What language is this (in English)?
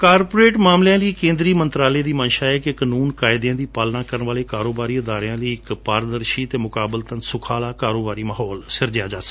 Punjabi